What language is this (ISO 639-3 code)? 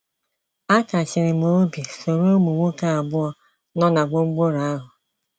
ibo